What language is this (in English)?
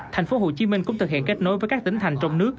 Vietnamese